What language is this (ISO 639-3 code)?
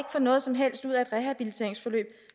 dan